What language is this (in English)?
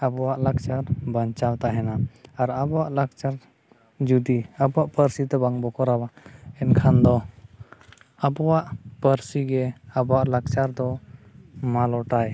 Santali